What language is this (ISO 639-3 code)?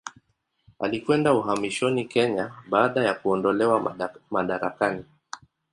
swa